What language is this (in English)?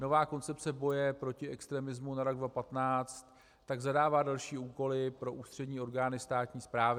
Czech